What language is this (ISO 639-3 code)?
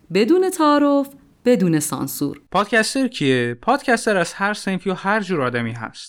fas